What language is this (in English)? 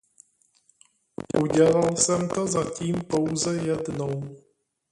Czech